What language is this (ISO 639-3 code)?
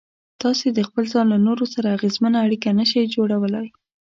pus